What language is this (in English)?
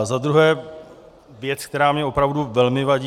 Czech